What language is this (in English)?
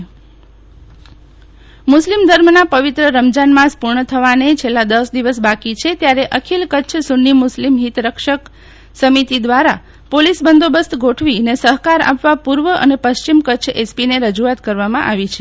Gujarati